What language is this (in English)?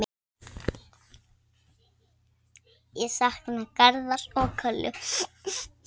Icelandic